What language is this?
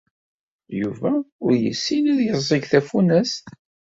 Kabyle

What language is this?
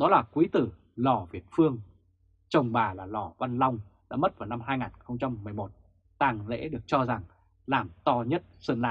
Vietnamese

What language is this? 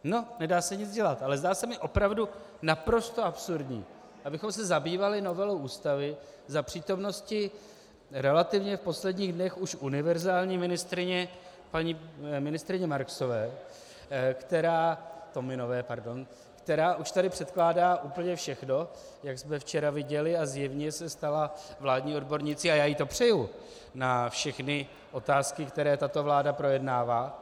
Czech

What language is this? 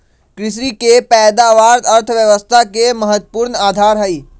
Magahi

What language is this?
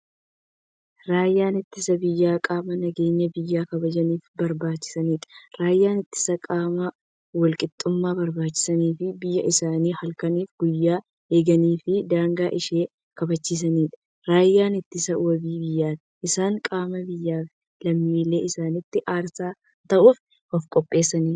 Oromo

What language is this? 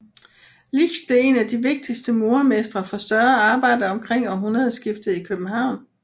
Danish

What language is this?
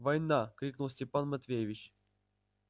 Russian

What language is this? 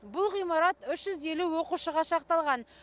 Kazakh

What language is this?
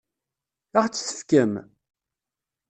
Kabyle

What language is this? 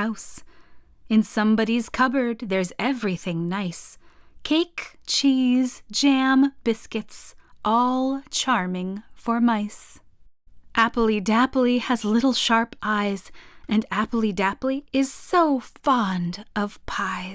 English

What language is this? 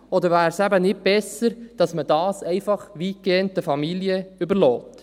Swiss German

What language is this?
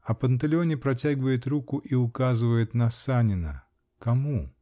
Russian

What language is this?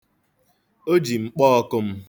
Igbo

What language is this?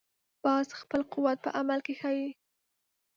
Pashto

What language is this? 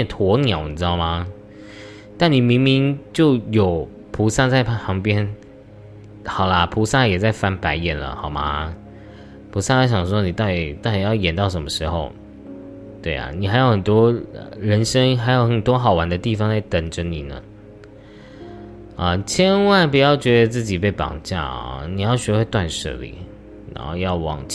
Chinese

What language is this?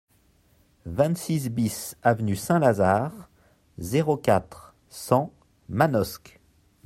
French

